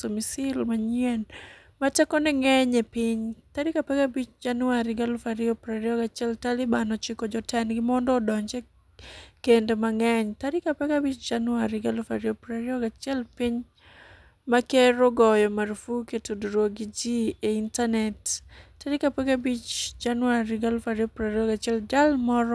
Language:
Luo (Kenya and Tanzania)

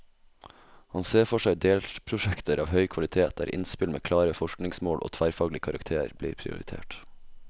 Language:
Norwegian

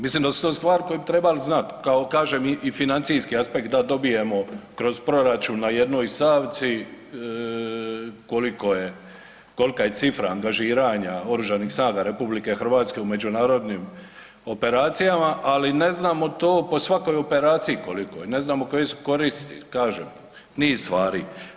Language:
Croatian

